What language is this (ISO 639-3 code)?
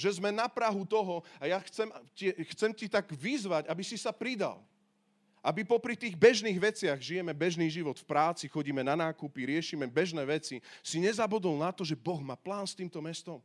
slk